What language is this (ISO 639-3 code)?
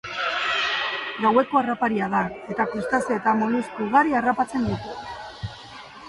eus